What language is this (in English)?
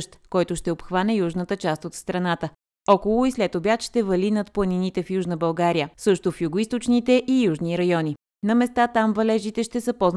Bulgarian